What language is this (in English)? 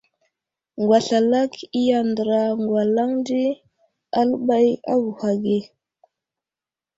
Wuzlam